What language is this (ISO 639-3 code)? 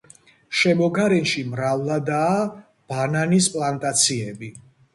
kat